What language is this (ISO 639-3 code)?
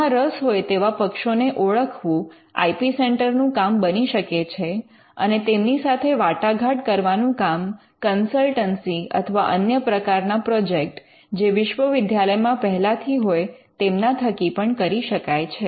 guj